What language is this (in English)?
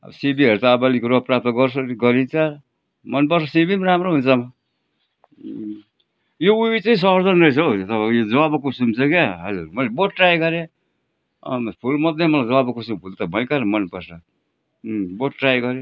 Nepali